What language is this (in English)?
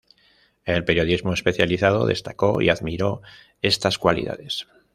Spanish